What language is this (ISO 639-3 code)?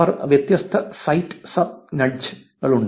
mal